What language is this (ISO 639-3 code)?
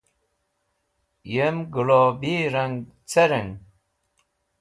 wbl